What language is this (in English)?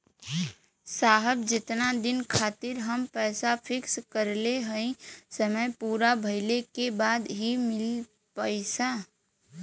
Bhojpuri